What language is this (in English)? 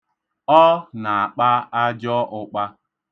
Igbo